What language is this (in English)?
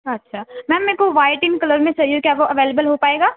Urdu